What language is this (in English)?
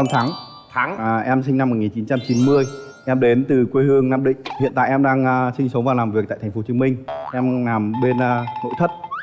Vietnamese